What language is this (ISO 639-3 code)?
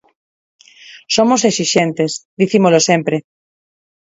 glg